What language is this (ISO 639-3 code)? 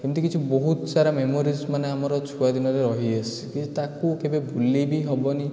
ori